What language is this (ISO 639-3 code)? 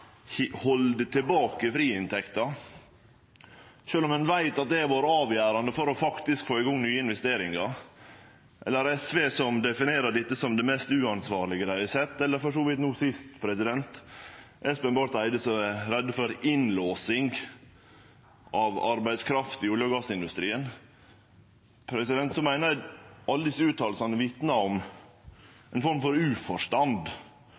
nno